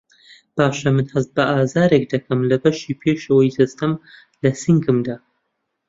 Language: Central Kurdish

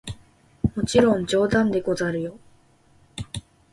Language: Japanese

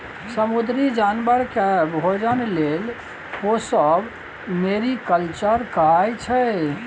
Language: Maithili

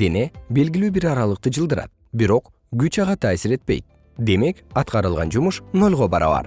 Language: Kyrgyz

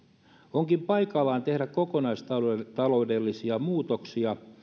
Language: Finnish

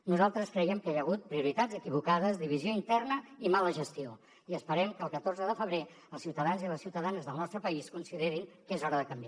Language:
Catalan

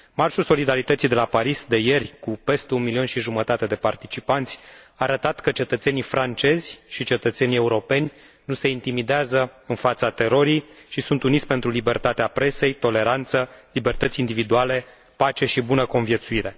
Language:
Romanian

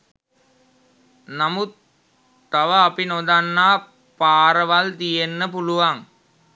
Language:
Sinhala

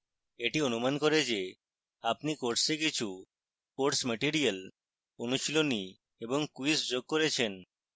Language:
Bangla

